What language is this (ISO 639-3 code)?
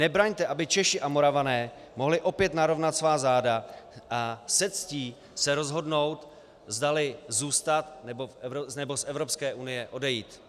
ces